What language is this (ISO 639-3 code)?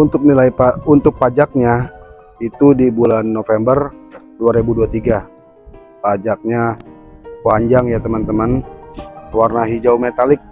ind